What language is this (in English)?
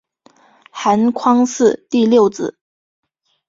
Chinese